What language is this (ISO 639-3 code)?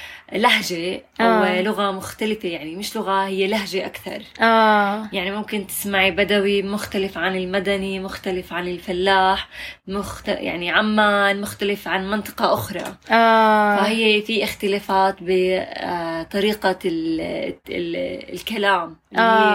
ara